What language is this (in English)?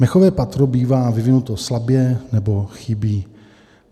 Czech